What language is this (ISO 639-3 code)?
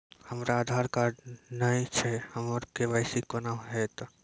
mai